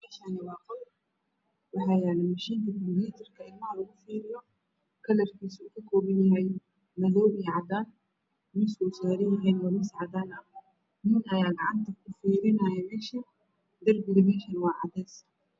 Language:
Somali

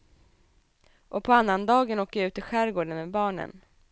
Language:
Swedish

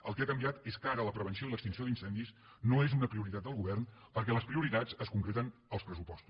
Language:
Catalan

